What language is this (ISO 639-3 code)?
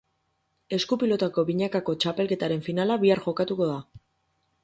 eus